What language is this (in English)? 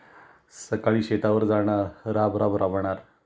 Marathi